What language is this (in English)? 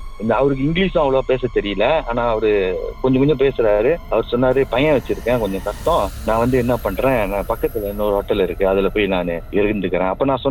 Tamil